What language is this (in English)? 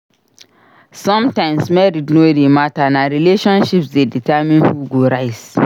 Nigerian Pidgin